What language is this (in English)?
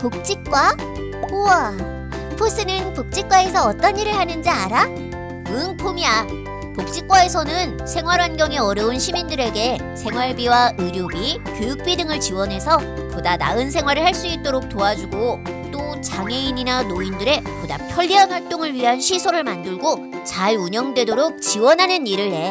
Korean